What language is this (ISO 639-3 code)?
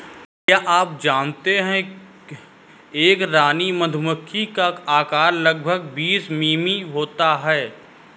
hin